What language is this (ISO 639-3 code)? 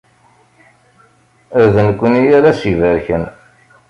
kab